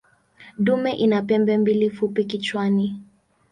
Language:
Swahili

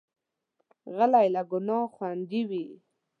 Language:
Pashto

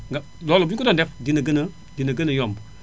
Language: Wolof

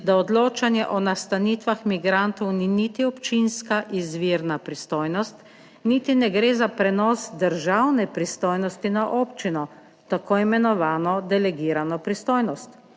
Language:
Slovenian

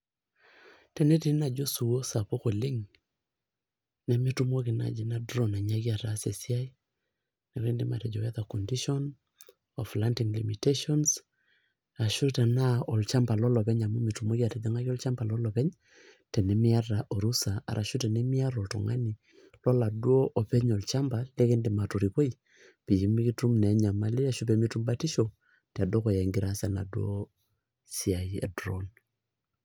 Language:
Masai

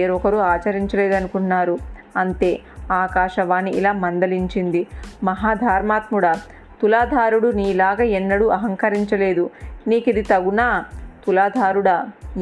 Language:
Telugu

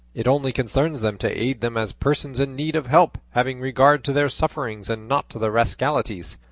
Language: English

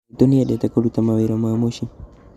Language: Kikuyu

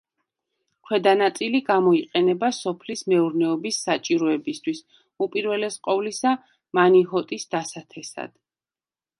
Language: Georgian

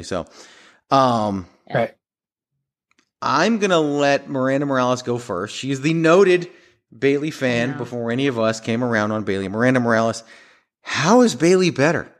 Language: English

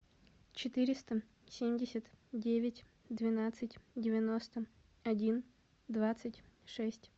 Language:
Russian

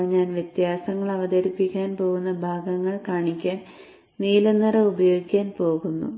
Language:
Malayalam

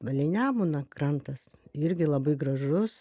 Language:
Lithuanian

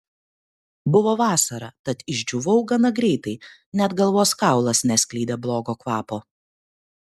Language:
Lithuanian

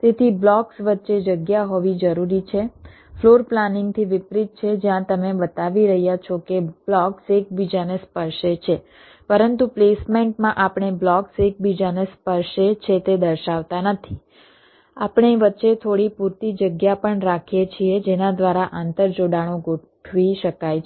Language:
Gujarati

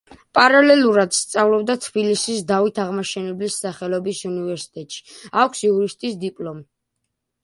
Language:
Georgian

